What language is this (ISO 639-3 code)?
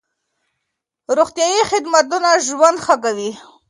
pus